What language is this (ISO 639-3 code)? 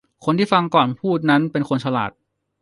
tha